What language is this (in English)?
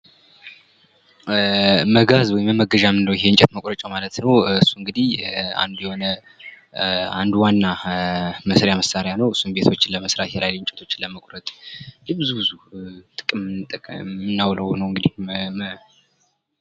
Amharic